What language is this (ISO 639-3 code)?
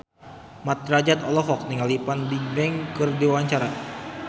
sun